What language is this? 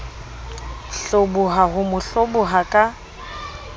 Southern Sotho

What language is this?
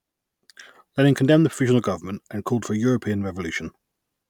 English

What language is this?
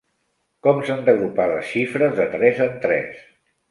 Catalan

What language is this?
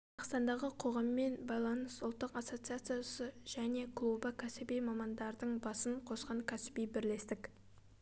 Kazakh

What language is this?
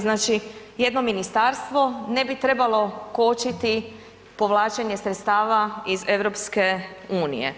Croatian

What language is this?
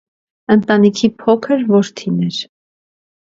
Armenian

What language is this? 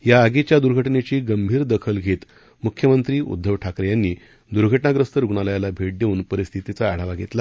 Marathi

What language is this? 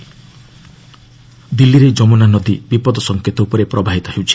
Odia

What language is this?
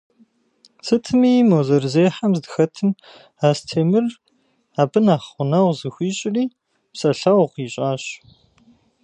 Kabardian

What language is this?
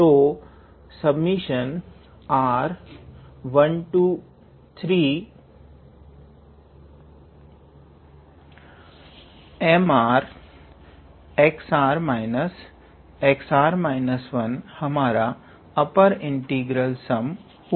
Hindi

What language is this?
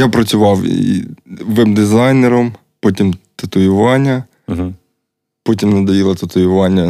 Ukrainian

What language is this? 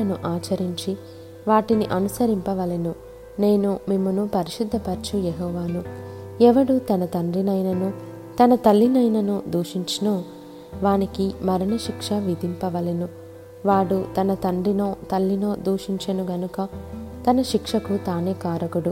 Telugu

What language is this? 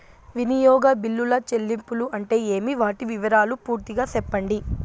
Telugu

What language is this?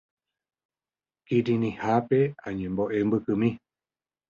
Guarani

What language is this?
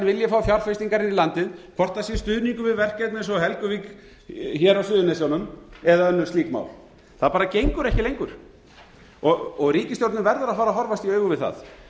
Icelandic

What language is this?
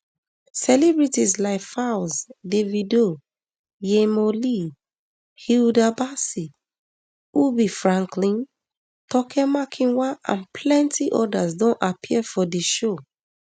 Nigerian Pidgin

